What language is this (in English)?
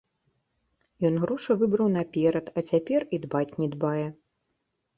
Belarusian